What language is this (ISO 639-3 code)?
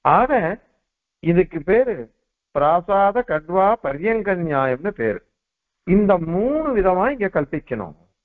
ara